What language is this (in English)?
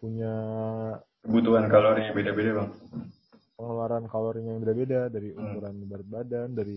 Indonesian